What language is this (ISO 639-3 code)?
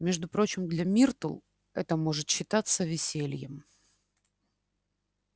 rus